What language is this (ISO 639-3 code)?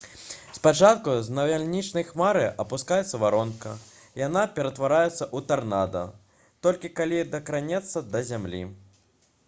bel